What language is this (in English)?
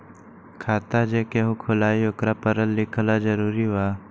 Magahi